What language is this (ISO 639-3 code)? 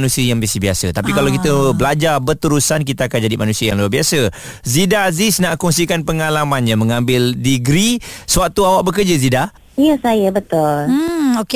msa